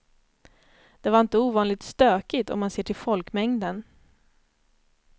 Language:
Swedish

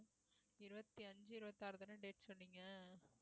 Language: Tamil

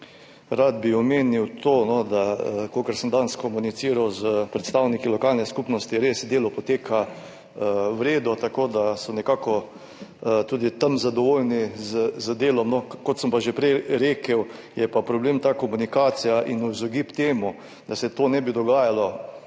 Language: Slovenian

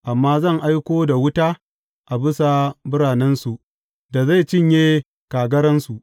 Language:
Hausa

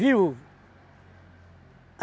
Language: Portuguese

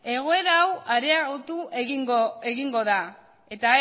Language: Basque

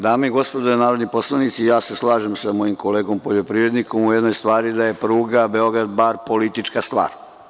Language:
Serbian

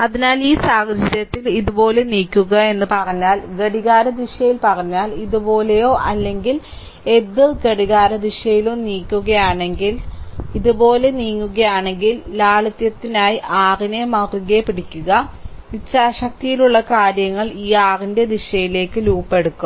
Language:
Malayalam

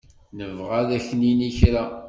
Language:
Kabyle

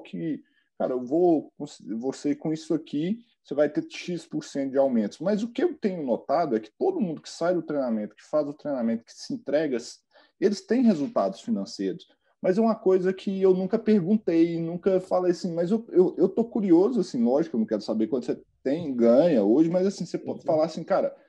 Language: Portuguese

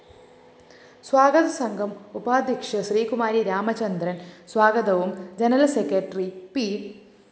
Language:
Malayalam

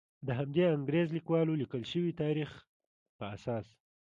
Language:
Pashto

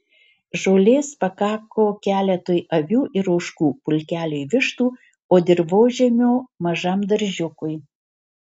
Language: Lithuanian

